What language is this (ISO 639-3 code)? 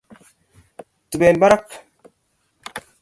kln